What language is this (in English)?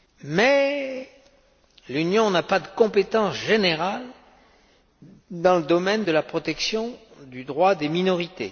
French